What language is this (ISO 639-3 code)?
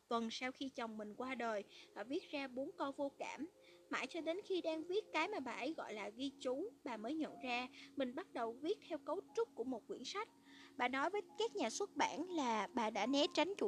vie